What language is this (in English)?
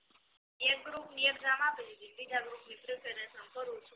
Gujarati